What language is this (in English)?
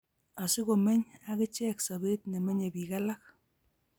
Kalenjin